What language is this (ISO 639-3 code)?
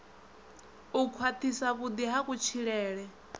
ven